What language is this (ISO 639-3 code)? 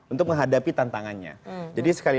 ind